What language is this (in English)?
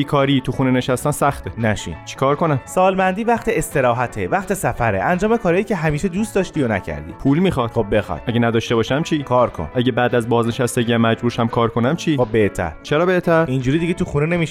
Persian